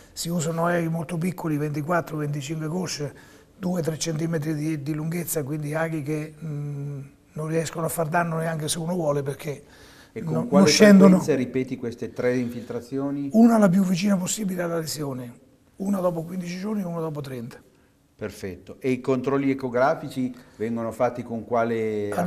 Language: Italian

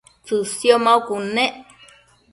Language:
Matsés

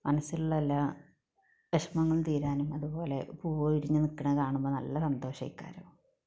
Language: Malayalam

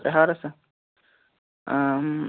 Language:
Kashmiri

